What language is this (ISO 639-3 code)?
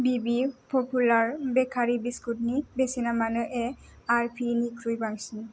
brx